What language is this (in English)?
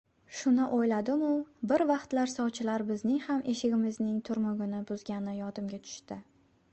Uzbek